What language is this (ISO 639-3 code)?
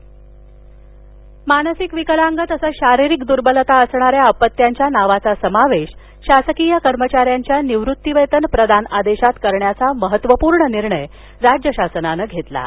mar